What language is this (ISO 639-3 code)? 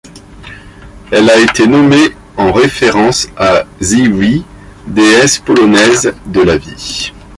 fra